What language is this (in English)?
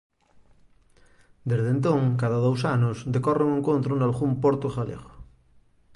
Galician